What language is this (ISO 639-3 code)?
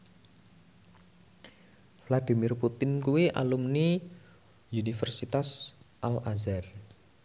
jav